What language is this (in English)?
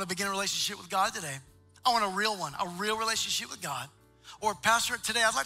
English